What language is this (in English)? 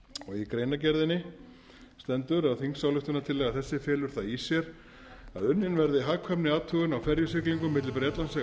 Icelandic